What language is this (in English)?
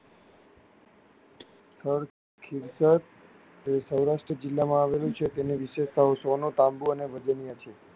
Gujarati